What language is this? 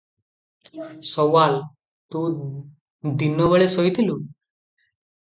Odia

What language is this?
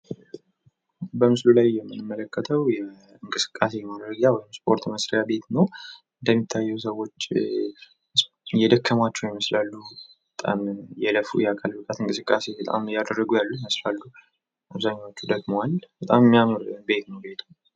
Amharic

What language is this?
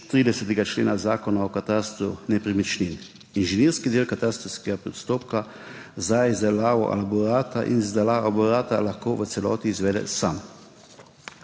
Slovenian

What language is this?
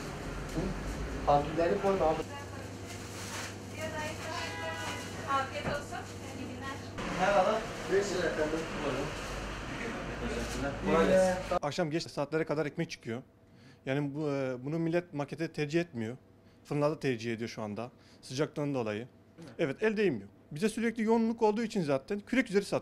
Turkish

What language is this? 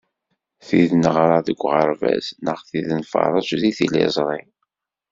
Kabyle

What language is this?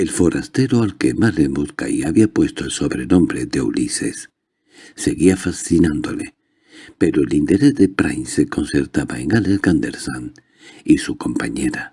Spanish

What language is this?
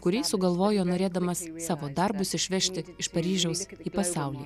Lithuanian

